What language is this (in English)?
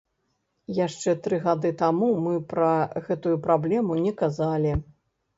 Belarusian